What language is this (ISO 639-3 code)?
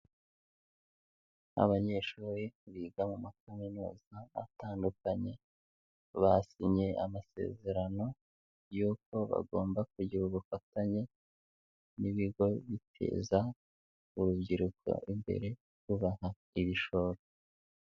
kin